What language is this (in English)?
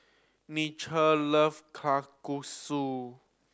English